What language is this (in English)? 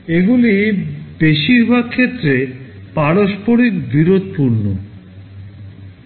Bangla